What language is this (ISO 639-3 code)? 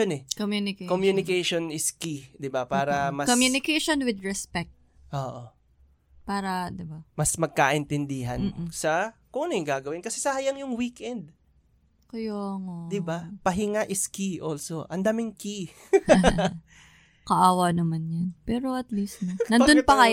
fil